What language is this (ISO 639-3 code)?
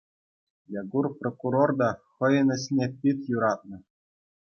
chv